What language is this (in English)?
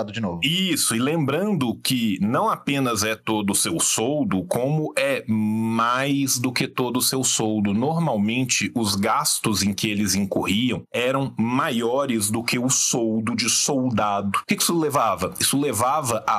Portuguese